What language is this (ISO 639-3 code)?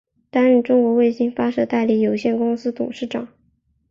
zho